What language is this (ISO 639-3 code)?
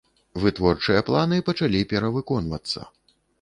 bel